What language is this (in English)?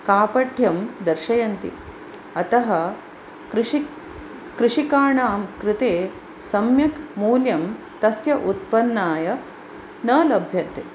Sanskrit